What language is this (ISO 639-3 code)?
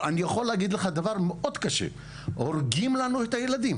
heb